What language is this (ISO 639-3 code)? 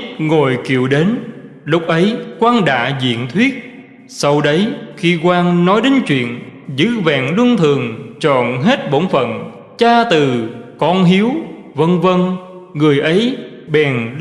vie